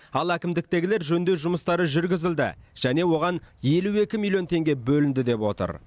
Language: Kazakh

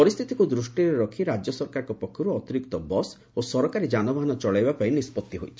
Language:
Odia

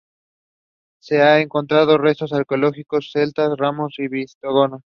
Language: Spanish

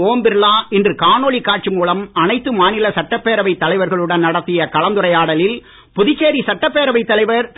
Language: Tamil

